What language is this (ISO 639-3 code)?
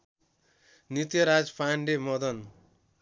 nep